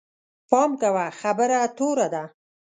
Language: Pashto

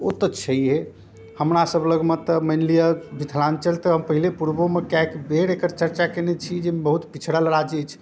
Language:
Maithili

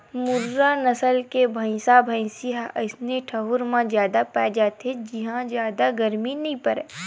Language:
Chhattisgarhi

